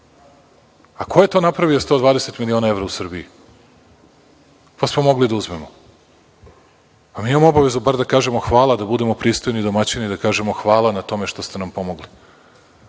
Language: Serbian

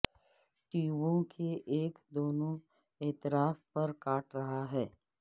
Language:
Urdu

